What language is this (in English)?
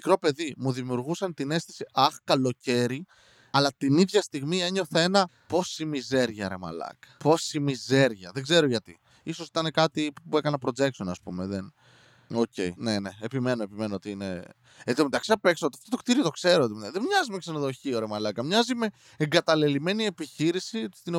Greek